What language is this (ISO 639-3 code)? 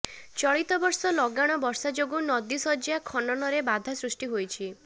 ori